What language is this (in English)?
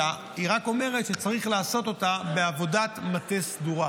Hebrew